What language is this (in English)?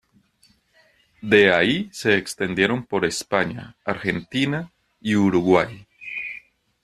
Spanish